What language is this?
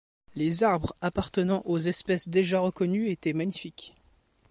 French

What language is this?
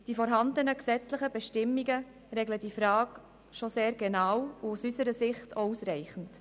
Swiss German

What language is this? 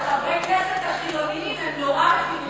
Hebrew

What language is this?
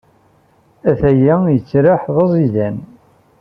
Kabyle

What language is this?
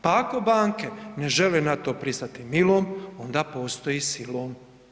Croatian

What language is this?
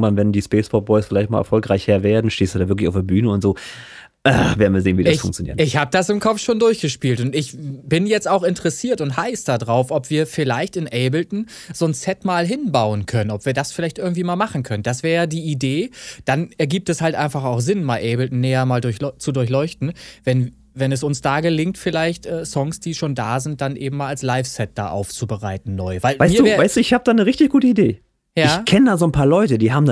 German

